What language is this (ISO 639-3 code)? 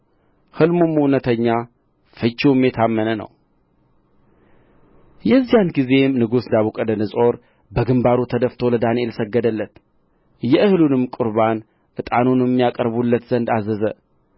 amh